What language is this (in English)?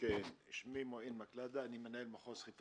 Hebrew